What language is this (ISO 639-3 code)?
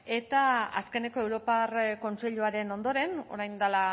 eus